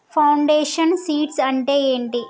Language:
Telugu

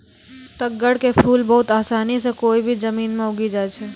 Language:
Maithili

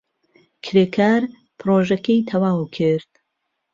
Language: Central Kurdish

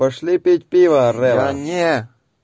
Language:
Russian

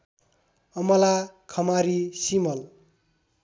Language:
Nepali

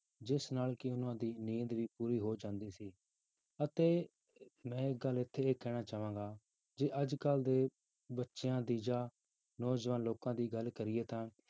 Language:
Punjabi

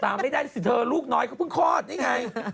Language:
Thai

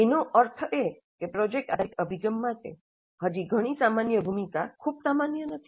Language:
Gujarati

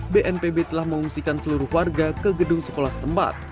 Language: Indonesian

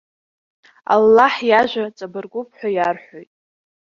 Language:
Abkhazian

